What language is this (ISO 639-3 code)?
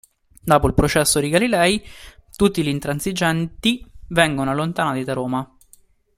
ita